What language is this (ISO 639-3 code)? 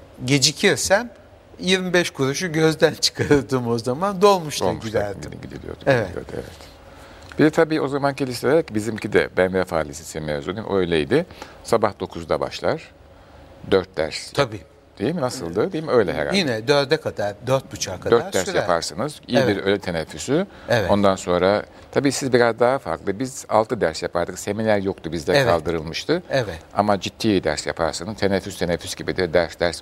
tur